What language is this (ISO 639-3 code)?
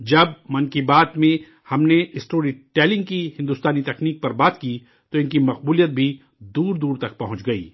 urd